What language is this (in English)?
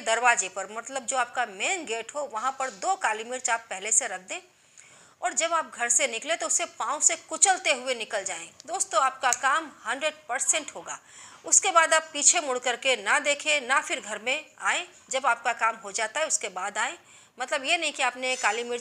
Hindi